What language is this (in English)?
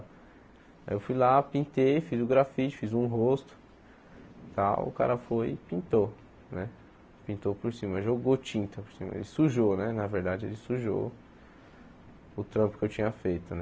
Portuguese